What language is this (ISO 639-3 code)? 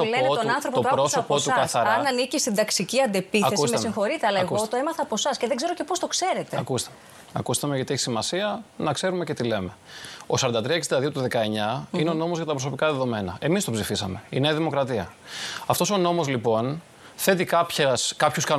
ell